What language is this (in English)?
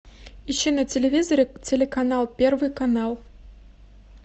Russian